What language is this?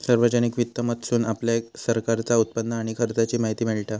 Marathi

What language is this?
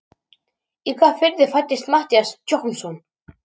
Icelandic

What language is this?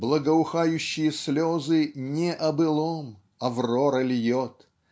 Russian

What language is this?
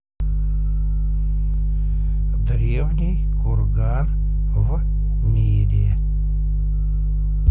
Russian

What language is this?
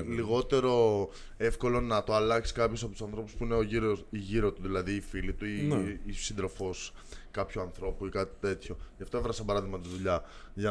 Greek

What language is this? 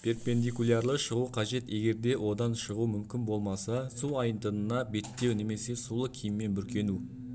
Kazakh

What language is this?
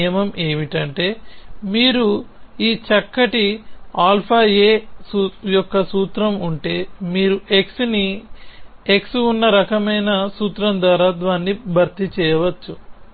Telugu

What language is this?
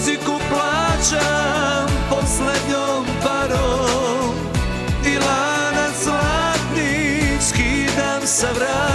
Romanian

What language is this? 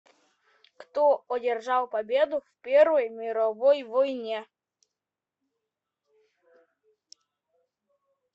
Russian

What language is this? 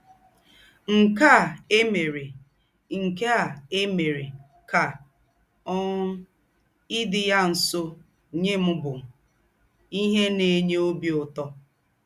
Igbo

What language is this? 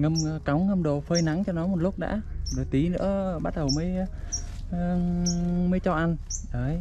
Vietnamese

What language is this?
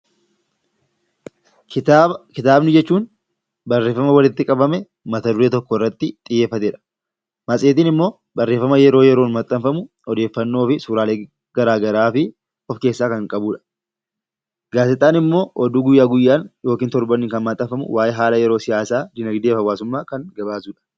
Oromo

